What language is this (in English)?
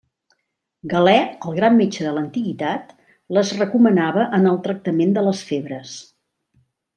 Catalan